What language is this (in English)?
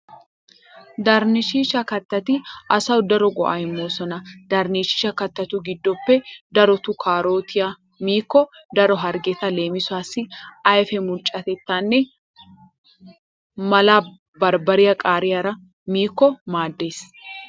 Wolaytta